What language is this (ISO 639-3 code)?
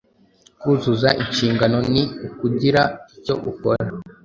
kin